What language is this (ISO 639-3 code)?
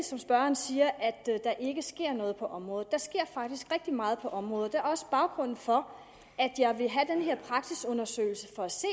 dan